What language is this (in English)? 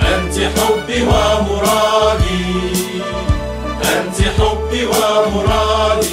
Arabic